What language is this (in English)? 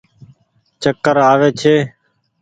Goaria